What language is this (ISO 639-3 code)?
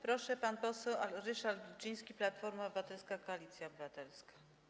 pol